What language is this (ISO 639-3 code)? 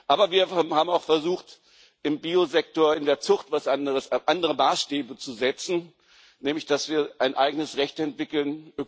deu